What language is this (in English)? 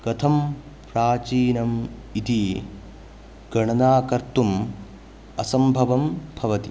Sanskrit